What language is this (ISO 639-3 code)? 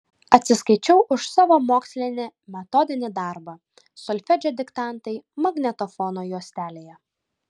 lit